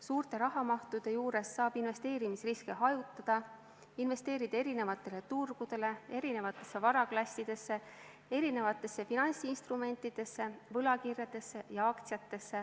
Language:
Estonian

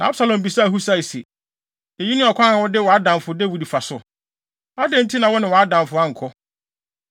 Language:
Akan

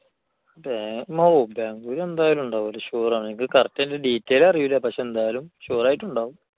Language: Malayalam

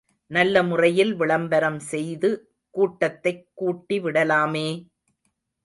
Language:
Tamil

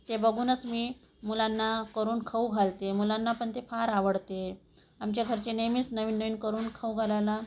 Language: Marathi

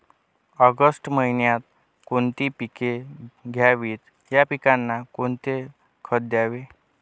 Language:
Marathi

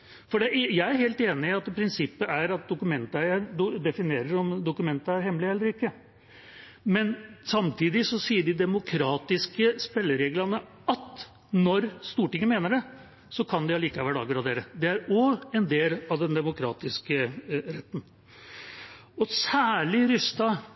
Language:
Norwegian Bokmål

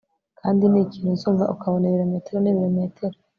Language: Kinyarwanda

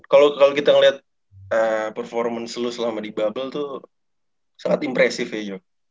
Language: Indonesian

